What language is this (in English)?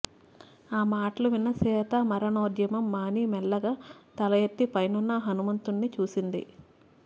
Telugu